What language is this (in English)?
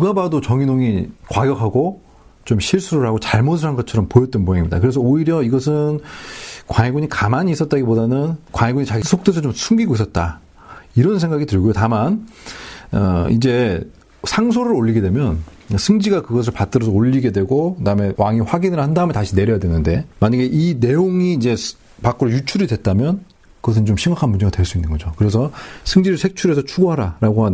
Korean